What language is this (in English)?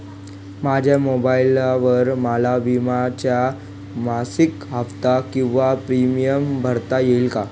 Marathi